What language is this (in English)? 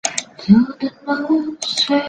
Chinese